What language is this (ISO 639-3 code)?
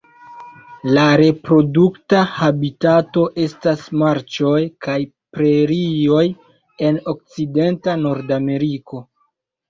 epo